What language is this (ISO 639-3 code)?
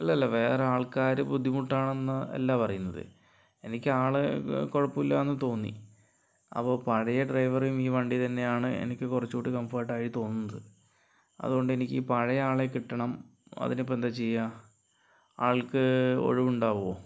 mal